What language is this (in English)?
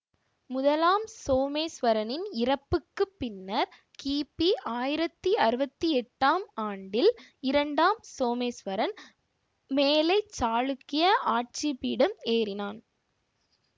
Tamil